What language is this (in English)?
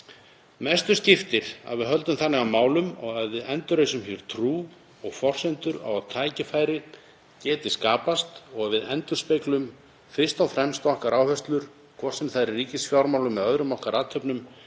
Icelandic